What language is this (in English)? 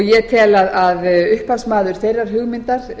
Icelandic